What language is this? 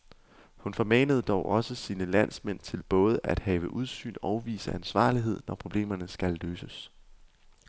Danish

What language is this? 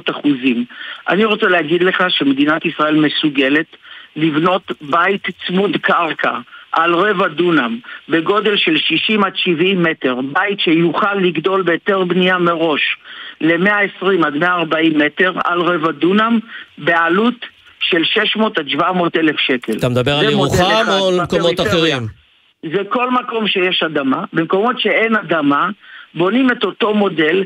Hebrew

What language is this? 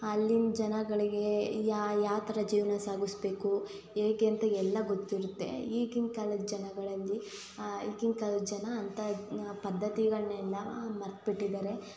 Kannada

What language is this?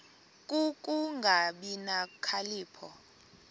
Xhosa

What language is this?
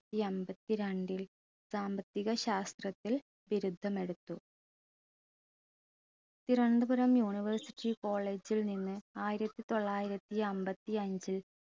Malayalam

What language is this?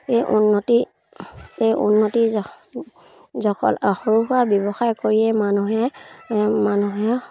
Assamese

